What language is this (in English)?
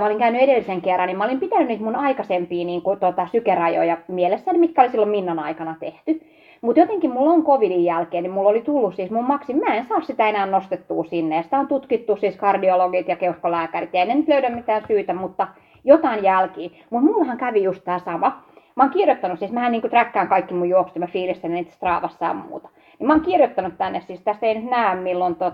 Finnish